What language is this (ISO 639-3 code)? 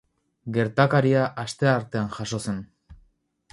eus